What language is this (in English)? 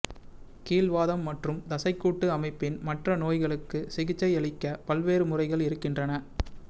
Tamil